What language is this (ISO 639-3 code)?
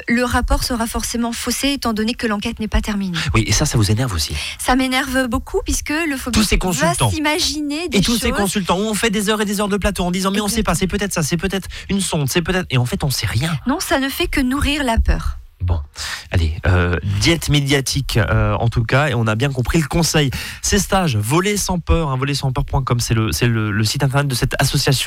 fra